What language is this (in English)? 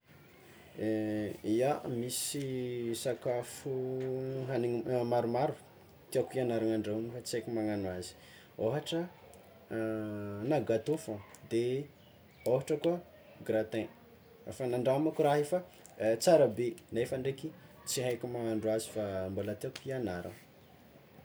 Tsimihety Malagasy